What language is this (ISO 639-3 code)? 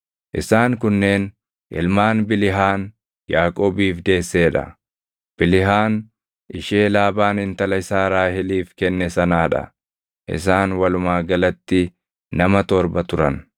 orm